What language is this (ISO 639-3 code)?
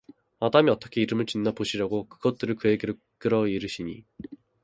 kor